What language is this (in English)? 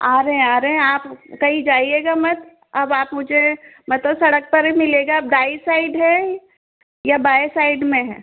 Hindi